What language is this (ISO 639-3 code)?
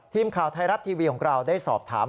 tha